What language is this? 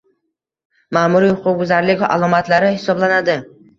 Uzbek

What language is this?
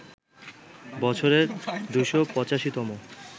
Bangla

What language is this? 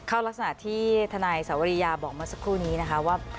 Thai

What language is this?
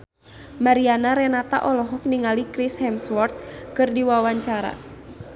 Sundanese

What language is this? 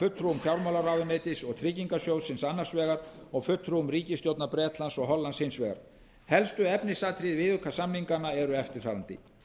Icelandic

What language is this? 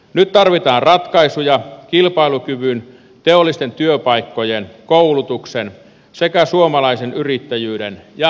Finnish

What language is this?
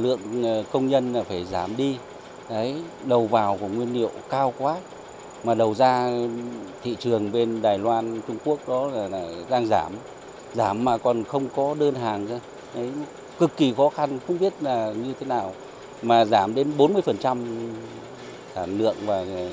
Vietnamese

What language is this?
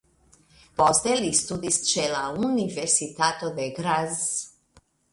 Esperanto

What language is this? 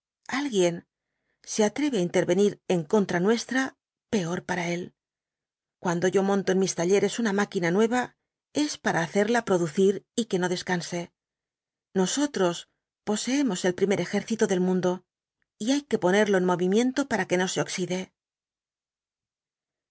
Spanish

